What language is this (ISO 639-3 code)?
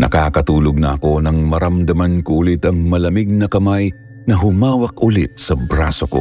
fil